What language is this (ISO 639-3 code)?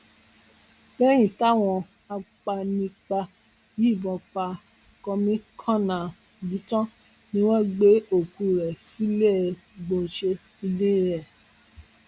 yor